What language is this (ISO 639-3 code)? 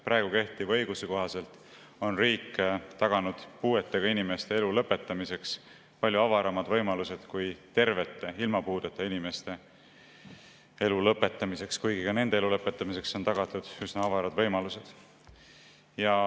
est